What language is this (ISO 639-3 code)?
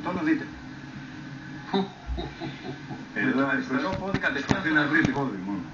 ell